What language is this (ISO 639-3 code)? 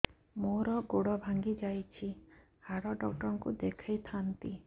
ori